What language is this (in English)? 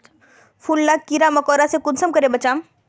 Magahi